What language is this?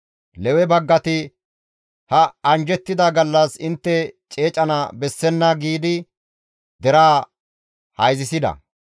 Gamo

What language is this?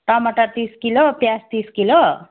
Nepali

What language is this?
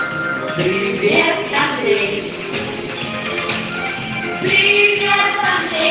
Russian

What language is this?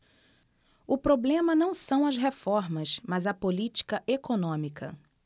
Portuguese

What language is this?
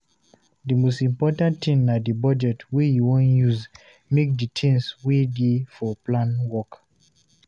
Nigerian Pidgin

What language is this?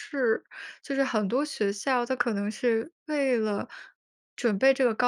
Chinese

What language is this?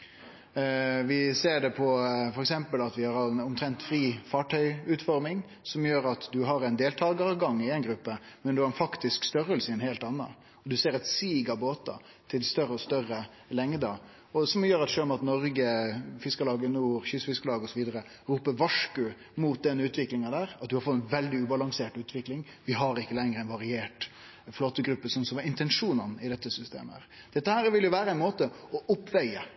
Norwegian Nynorsk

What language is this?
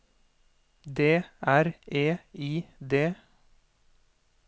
Norwegian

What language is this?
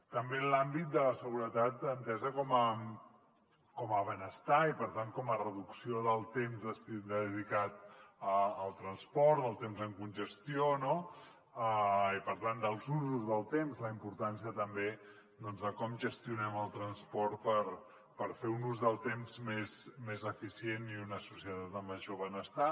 Catalan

